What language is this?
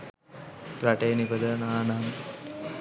Sinhala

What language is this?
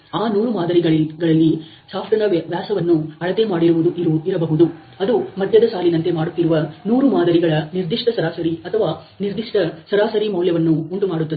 Kannada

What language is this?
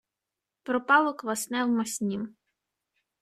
Ukrainian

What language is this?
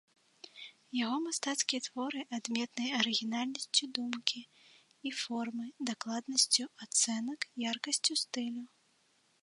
Belarusian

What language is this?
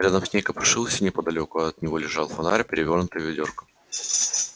Russian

